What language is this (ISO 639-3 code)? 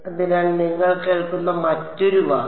mal